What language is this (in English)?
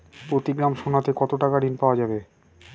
Bangla